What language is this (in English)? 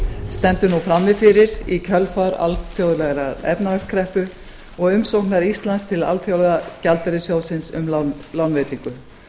Icelandic